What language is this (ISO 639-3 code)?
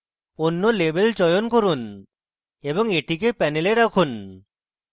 ben